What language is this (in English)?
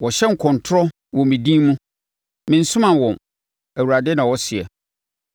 Akan